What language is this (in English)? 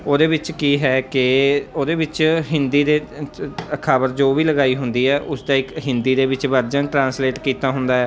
Punjabi